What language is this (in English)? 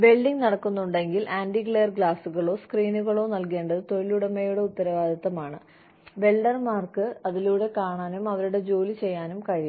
Malayalam